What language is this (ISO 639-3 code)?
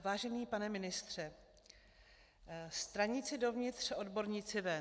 ces